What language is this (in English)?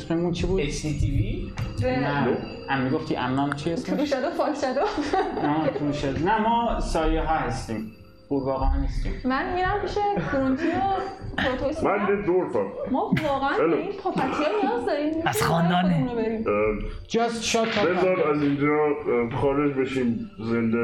Persian